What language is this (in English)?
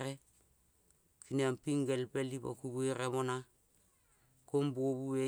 Kol (Papua New Guinea)